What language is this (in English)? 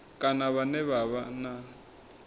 Venda